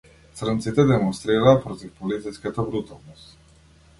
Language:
Macedonian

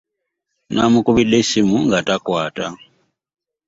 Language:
Ganda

